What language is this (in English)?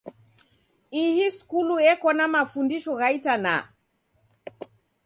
Taita